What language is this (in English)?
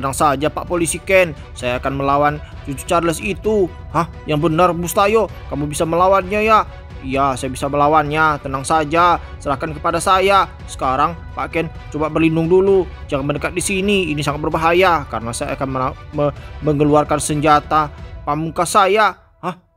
Indonesian